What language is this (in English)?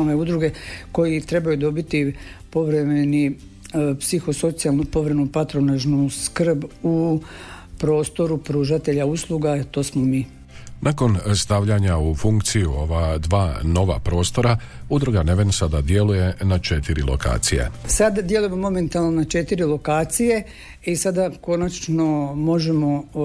Croatian